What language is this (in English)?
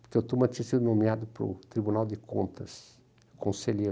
Portuguese